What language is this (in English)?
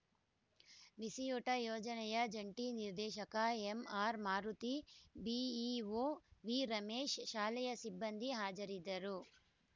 Kannada